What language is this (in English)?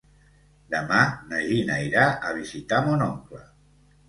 Catalan